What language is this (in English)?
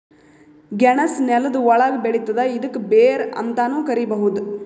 Kannada